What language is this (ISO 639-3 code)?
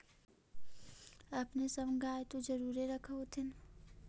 mag